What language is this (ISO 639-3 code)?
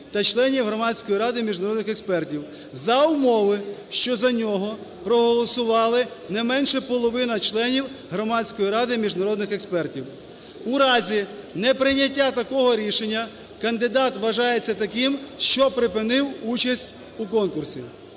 ukr